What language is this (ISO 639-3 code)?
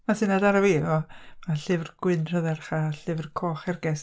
cym